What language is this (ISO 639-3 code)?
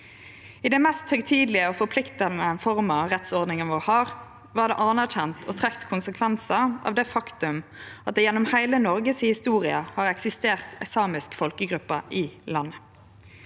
nor